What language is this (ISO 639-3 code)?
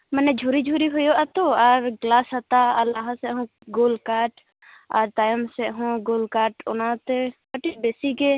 sat